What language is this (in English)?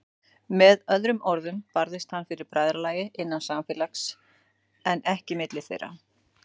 Icelandic